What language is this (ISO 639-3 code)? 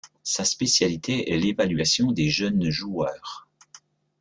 fra